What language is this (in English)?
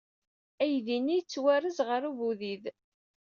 Kabyle